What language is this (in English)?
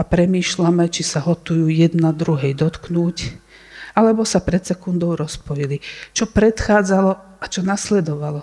Slovak